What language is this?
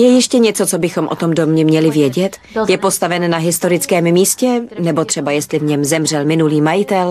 Czech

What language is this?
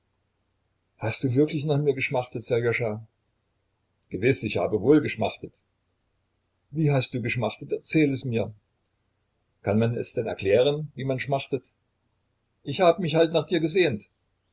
German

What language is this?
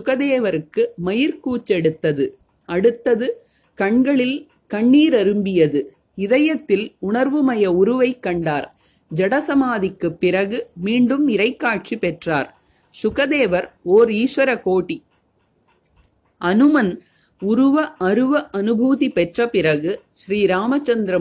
Tamil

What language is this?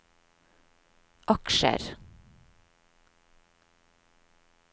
Norwegian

